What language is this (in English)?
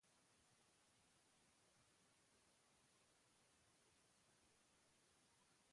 Basque